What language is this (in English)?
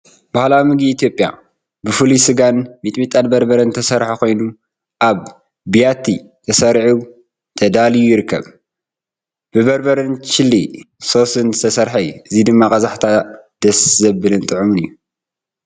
Tigrinya